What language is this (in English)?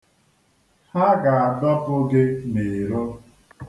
Igbo